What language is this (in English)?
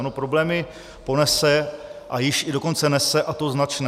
Czech